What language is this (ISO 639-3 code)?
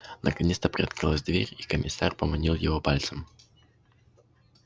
rus